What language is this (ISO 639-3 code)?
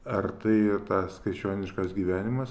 lit